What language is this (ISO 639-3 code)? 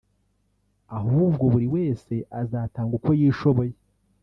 kin